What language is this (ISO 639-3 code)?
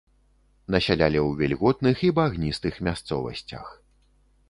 bel